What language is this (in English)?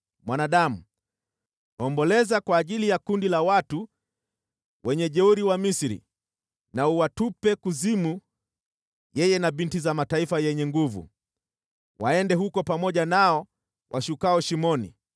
Swahili